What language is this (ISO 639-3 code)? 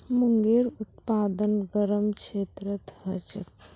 mag